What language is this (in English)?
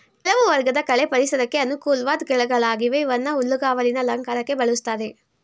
Kannada